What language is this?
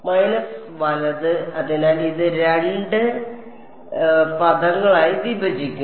Malayalam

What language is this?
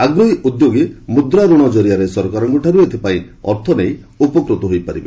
Odia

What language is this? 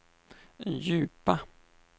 Swedish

